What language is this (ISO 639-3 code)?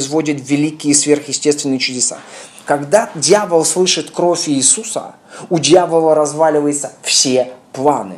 rus